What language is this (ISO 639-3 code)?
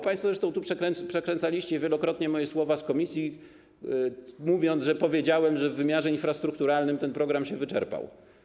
pol